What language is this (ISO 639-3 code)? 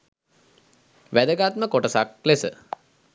sin